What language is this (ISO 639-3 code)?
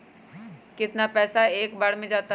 mag